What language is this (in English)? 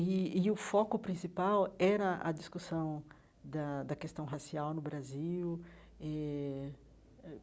Portuguese